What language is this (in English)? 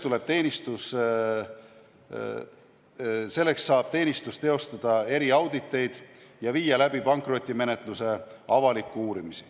Estonian